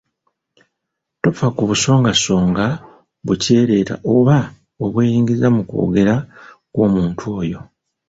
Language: Ganda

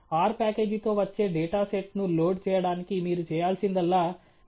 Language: Telugu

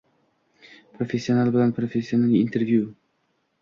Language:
Uzbek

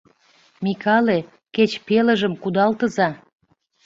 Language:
Mari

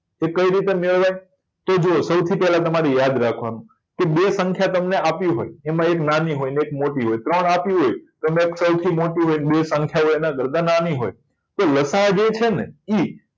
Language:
Gujarati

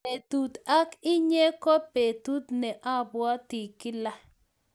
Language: Kalenjin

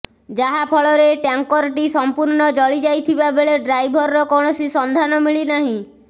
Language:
Odia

